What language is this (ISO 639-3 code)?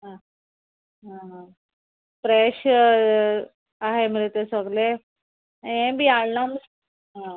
kok